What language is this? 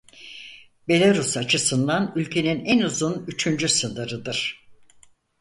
Turkish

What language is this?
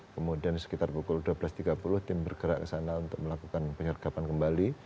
Indonesian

